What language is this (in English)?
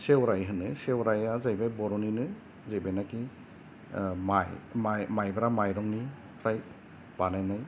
Bodo